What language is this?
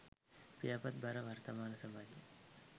Sinhala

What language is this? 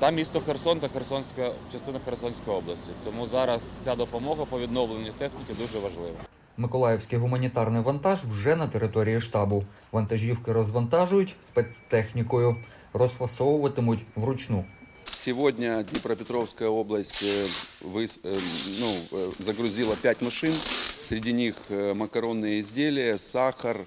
Ukrainian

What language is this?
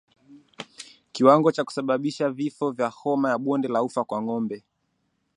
Swahili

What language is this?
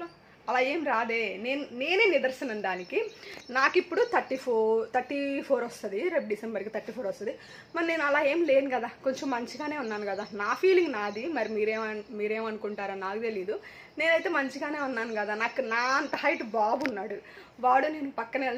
Telugu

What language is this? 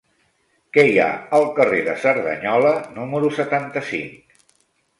Catalan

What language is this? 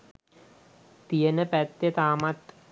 Sinhala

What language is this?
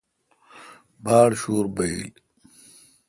Kalkoti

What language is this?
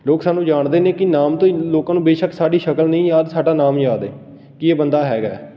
Punjabi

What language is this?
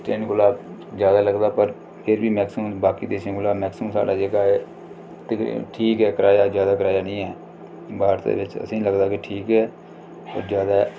Dogri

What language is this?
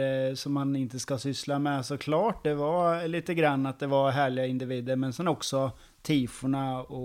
Swedish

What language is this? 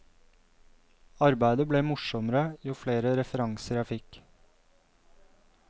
Norwegian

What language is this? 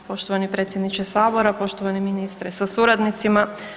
Croatian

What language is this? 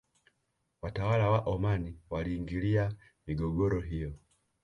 Swahili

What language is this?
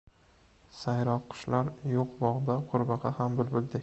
Uzbek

